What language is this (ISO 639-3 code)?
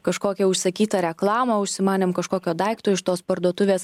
lit